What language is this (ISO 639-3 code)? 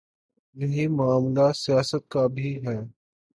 urd